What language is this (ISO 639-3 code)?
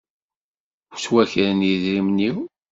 kab